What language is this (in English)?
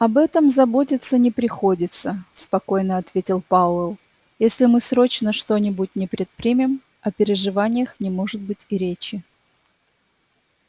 Russian